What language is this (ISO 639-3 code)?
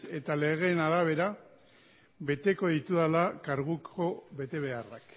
eus